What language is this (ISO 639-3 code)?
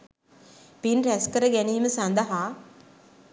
sin